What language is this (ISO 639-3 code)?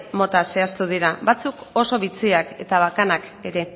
eus